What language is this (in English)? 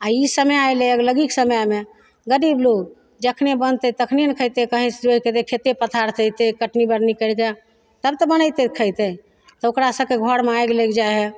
Maithili